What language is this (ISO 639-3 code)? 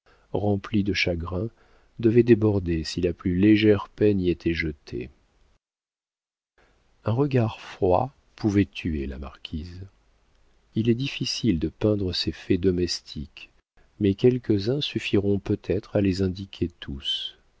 fra